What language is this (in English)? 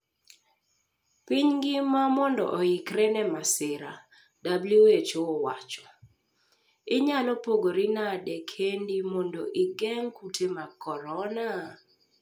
Luo (Kenya and Tanzania)